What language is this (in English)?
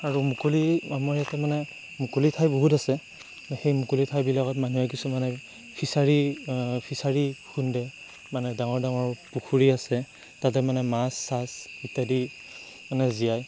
Assamese